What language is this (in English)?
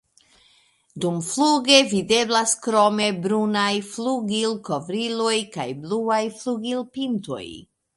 Esperanto